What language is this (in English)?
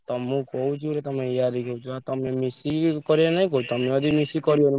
Odia